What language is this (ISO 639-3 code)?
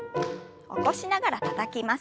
jpn